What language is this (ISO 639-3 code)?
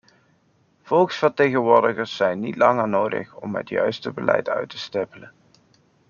nld